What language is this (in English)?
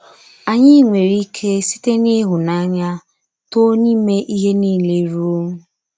Igbo